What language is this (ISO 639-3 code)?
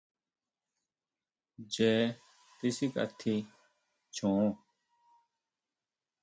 mau